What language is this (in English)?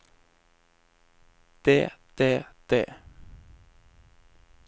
Norwegian